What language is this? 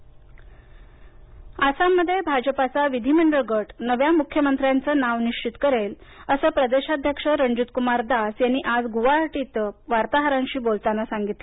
Marathi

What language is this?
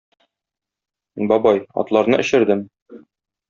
Tatar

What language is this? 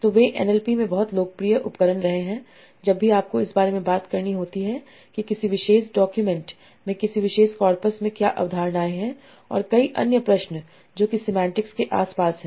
Hindi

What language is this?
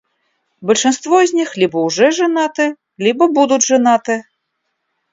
Russian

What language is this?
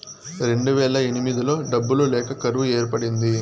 Telugu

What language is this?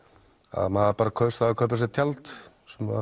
Icelandic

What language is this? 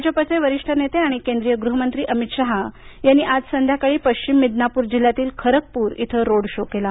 Marathi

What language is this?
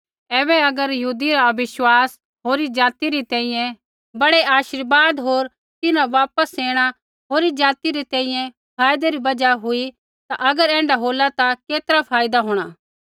Kullu Pahari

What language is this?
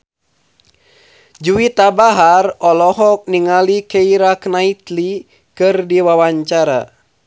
Sundanese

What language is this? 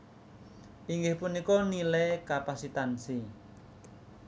Javanese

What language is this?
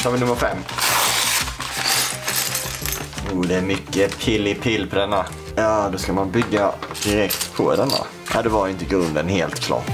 Swedish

